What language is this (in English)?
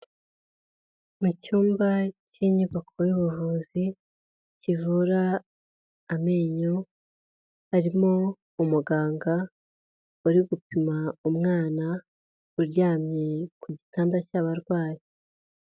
Kinyarwanda